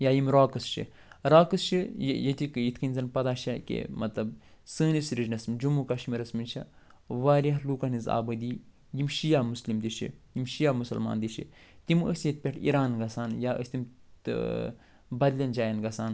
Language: Kashmiri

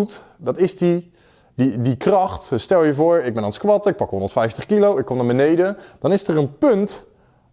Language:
Dutch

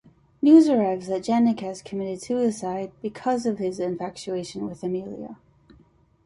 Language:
English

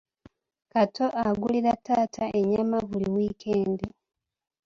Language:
Ganda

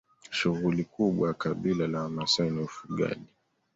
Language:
Swahili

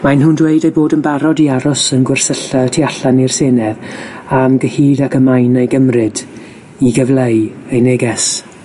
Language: Welsh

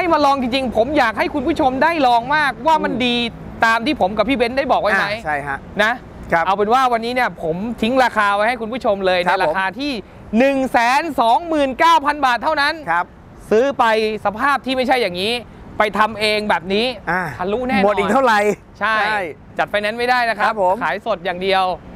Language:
Thai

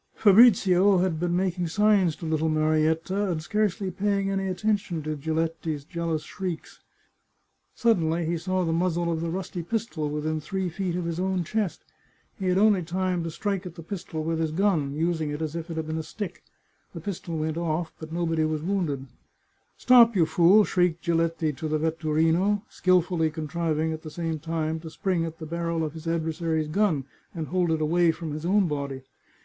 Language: English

